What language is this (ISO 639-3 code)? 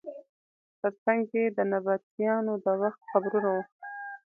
pus